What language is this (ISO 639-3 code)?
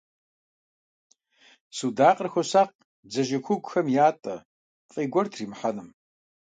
kbd